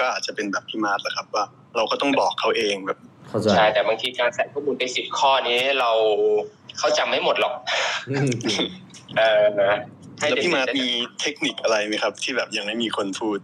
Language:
Thai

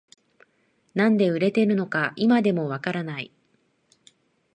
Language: Japanese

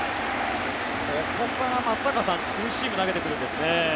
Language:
Japanese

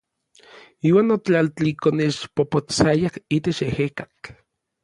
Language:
Orizaba Nahuatl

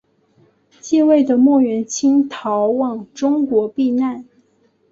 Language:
Chinese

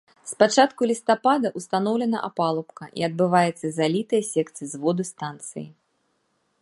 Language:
Belarusian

